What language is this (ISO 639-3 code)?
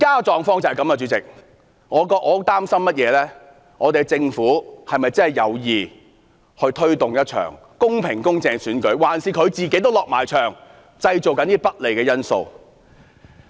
yue